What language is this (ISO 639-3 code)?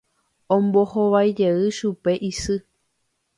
grn